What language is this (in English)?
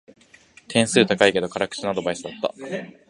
Japanese